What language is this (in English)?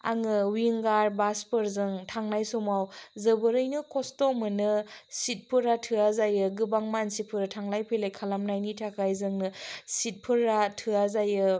Bodo